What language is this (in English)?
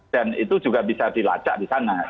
Indonesian